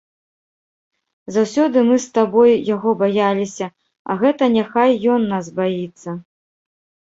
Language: Belarusian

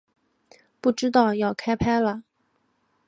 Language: Chinese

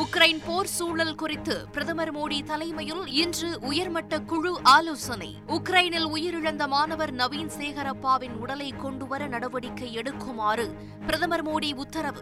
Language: Tamil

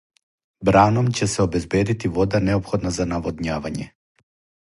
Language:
Serbian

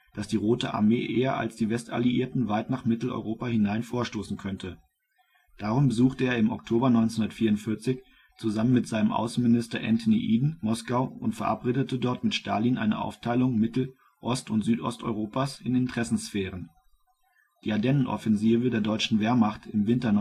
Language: German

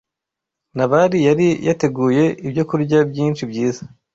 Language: Kinyarwanda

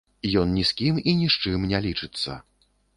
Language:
Belarusian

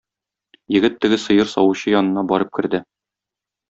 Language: Tatar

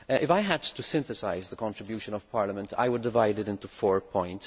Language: English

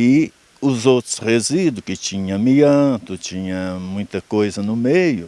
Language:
Portuguese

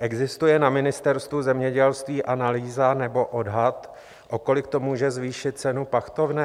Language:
Czech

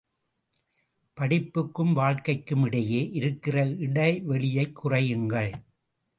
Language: Tamil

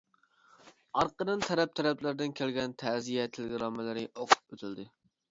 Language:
Uyghur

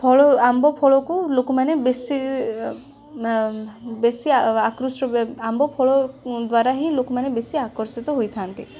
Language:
Odia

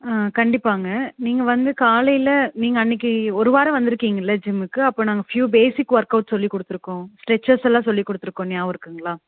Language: Tamil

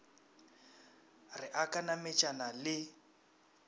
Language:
Northern Sotho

